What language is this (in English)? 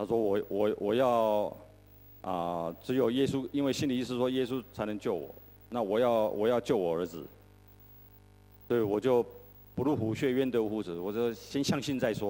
Chinese